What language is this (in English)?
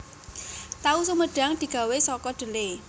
Javanese